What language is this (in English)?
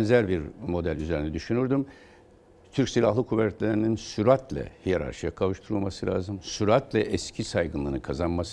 Turkish